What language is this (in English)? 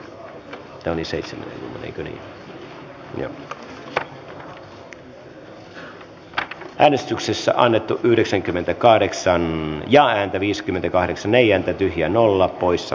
Finnish